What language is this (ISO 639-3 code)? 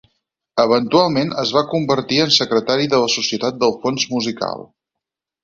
cat